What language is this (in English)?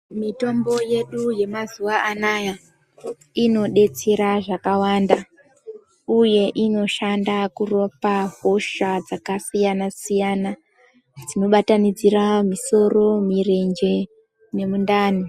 Ndau